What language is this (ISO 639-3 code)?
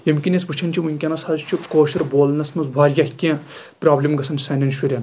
kas